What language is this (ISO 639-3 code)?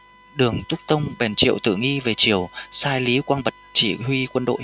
vie